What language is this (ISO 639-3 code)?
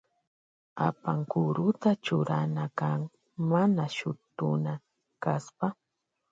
qvj